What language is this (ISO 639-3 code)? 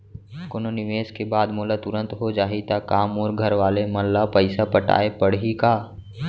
hne